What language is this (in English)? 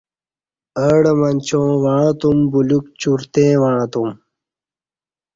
Kati